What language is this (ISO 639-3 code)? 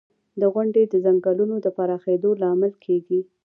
pus